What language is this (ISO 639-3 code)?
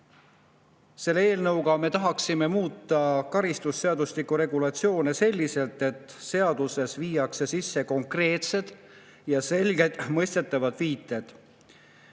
est